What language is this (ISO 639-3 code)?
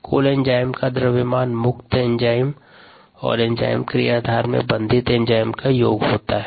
hin